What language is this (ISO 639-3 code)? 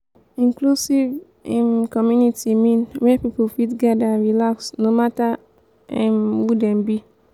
pcm